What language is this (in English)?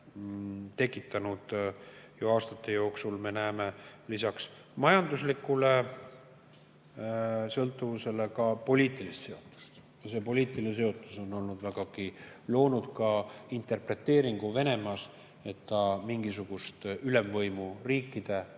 Estonian